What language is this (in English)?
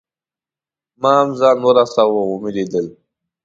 Pashto